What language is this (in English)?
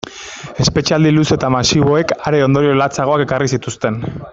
Basque